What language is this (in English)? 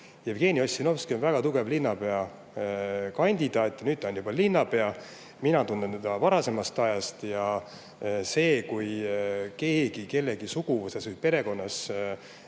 Estonian